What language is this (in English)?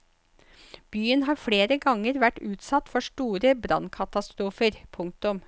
Norwegian